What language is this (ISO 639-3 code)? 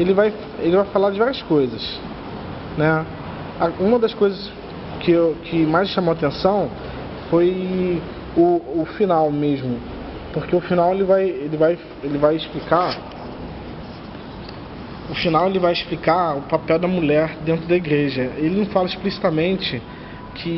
por